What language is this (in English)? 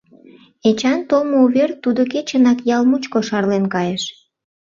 Mari